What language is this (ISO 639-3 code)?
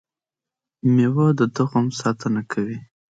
pus